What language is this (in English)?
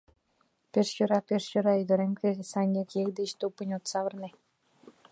Mari